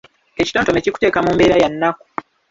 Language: Ganda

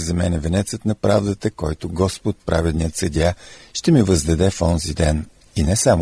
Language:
Bulgarian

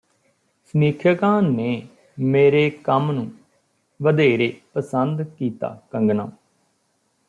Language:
Punjabi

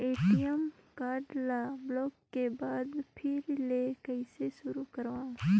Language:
Chhattisgarhi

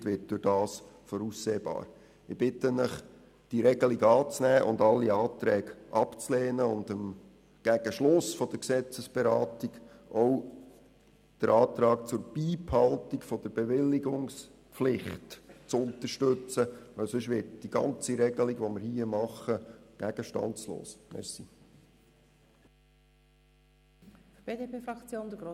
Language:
Swiss German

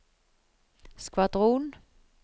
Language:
Norwegian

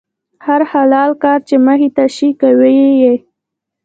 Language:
Pashto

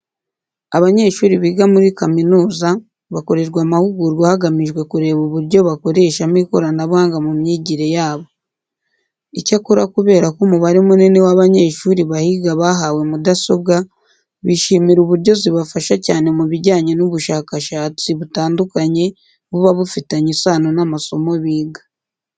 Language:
Kinyarwanda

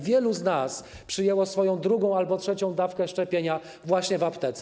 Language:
Polish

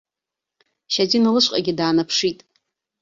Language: Abkhazian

